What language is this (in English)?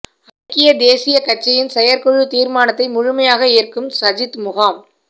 Tamil